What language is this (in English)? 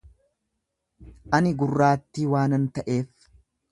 Oromo